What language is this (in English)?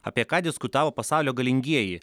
Lithuanian